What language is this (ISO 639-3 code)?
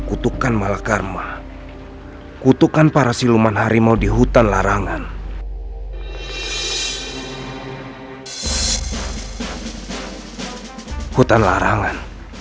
ind